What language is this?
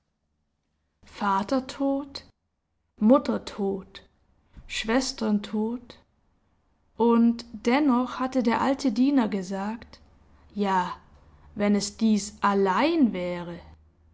German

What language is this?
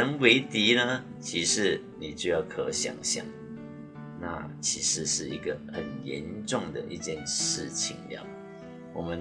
Chinese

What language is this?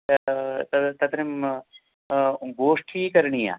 Sanskrit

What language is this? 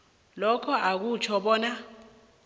South Ndebele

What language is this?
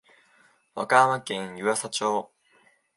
Japanese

